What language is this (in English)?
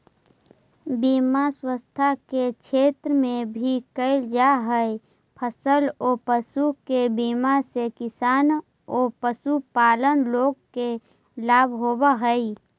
Magahi